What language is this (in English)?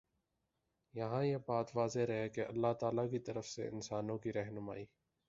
Urdu